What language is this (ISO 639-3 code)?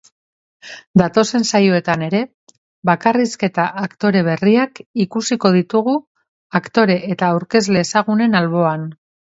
eus